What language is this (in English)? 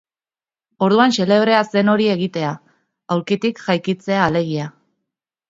Basque